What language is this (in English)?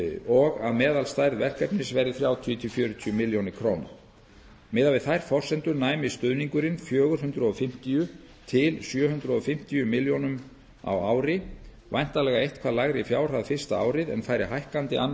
Icelandic